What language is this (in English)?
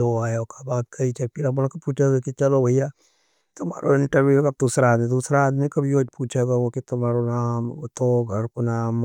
Nimadi